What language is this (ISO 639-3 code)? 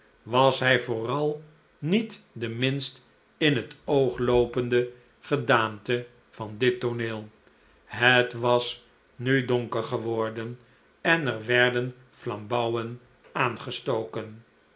nld